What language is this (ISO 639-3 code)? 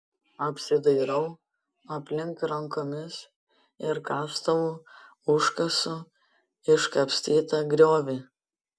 lit